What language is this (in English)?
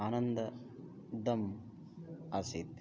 Sanskrit